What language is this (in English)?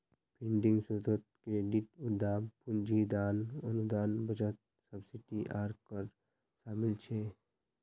Magahi